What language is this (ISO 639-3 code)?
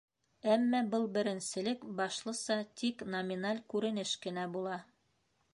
bak